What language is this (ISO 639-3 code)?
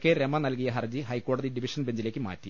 mal